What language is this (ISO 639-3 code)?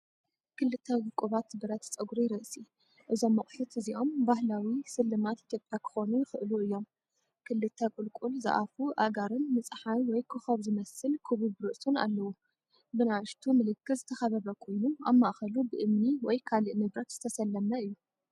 tir